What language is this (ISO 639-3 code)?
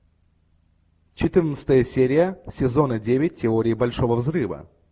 rus